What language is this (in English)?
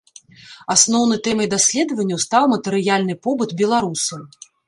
Belarusian